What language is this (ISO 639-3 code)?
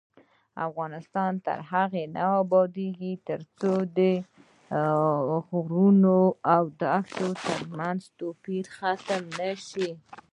pus